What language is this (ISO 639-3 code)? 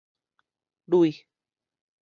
nan